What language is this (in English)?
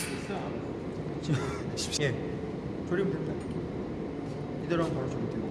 Korean